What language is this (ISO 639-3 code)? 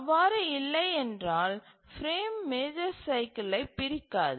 tam